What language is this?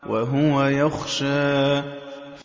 Arabic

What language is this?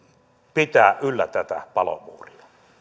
Finnish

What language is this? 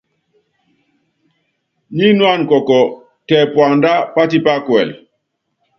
Yangben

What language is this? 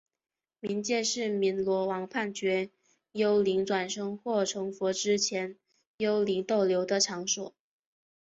Chinese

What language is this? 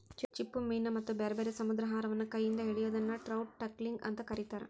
Kannada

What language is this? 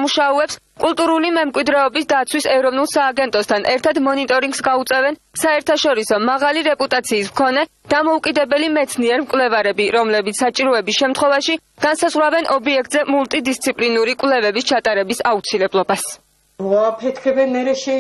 Georgian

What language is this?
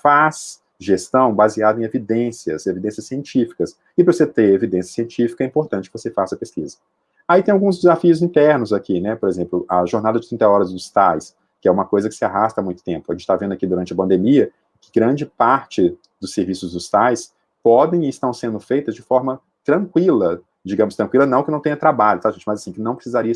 Portuguese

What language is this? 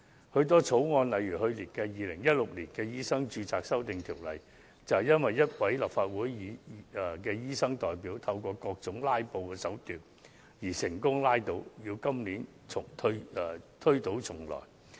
Cantonese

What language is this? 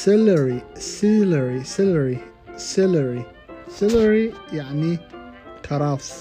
Arabic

